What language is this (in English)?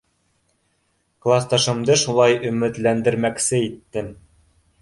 Bashkir